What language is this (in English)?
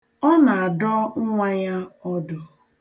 Igbo